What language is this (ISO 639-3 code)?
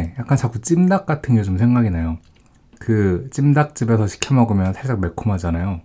kor